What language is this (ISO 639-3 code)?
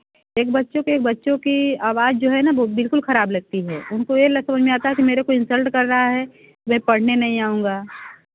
hin